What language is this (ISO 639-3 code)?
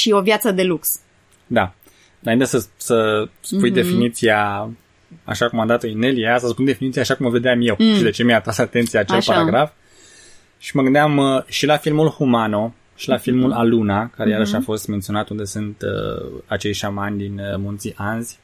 ron